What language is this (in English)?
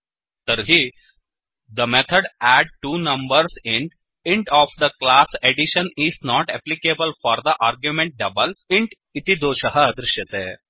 Sanskrit